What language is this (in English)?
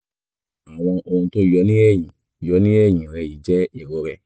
Yoruba